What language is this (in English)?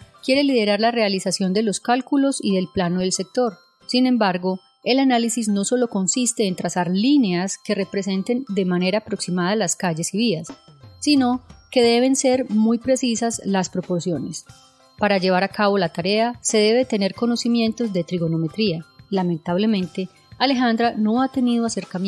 Spanish